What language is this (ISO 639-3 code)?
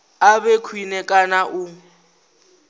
ven